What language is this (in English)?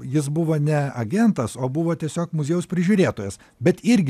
Lithuanian